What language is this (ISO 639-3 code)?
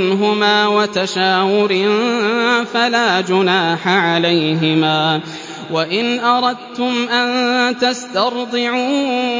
ara